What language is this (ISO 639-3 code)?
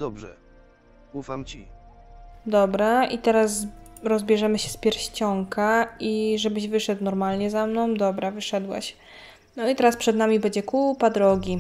pol